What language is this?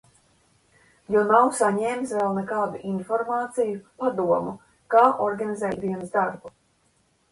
Latvian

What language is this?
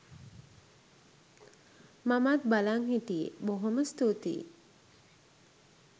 Sinhala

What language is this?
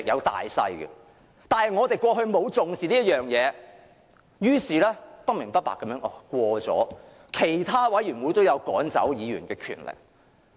Cantonese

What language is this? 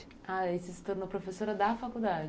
Portuguese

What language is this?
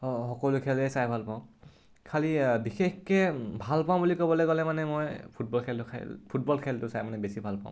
Assamese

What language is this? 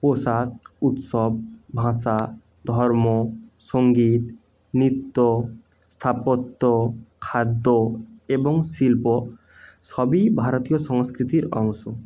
Bangla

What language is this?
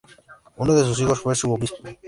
Spanish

